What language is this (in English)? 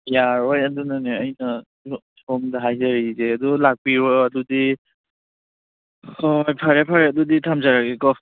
Manipuri